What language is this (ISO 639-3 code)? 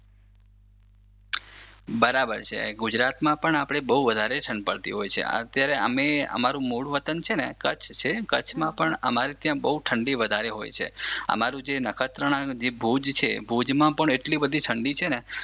guj